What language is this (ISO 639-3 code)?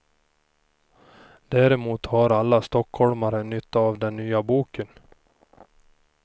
swe